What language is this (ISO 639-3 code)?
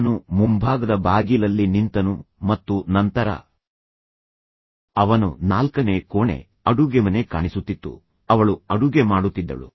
kan